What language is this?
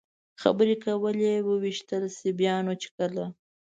Pashto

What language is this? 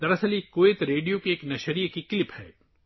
Urdu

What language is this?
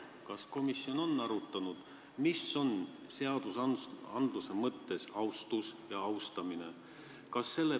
Estonian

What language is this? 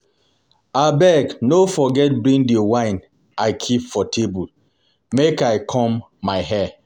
Nigerian Pidgin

